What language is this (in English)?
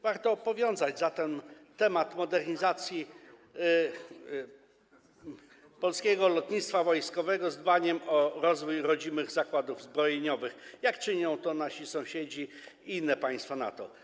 Polish